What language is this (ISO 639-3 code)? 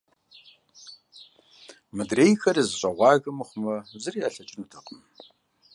kbd